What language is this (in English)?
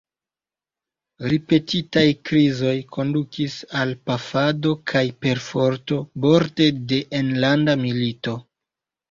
Esperanto